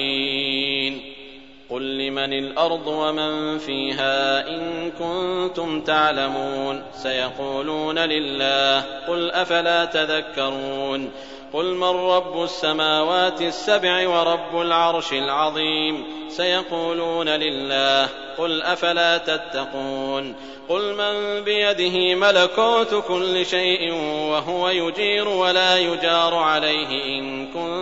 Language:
Arabic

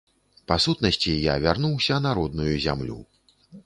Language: Belarusian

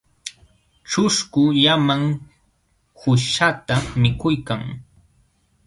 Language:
Jauja Wanca Quechua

